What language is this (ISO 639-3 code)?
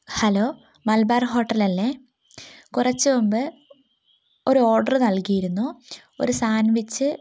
mal